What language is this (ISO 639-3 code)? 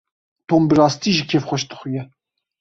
kur